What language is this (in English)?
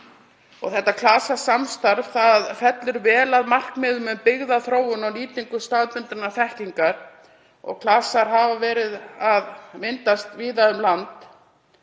Icelandic